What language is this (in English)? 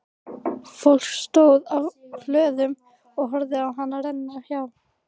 Icelandic